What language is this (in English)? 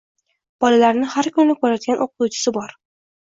Uzbek